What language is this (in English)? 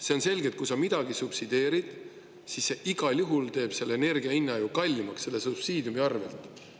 Estonian